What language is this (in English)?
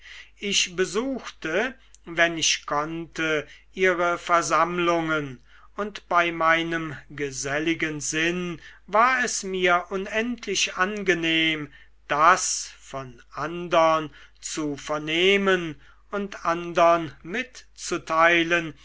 German